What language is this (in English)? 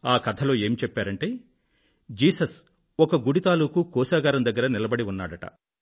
Telugu